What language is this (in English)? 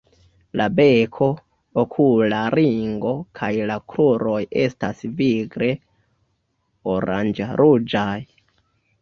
Esperanto